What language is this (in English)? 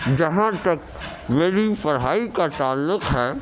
Urdu